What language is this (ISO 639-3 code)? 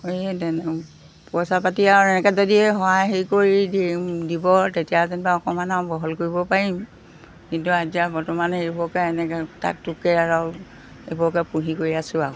asm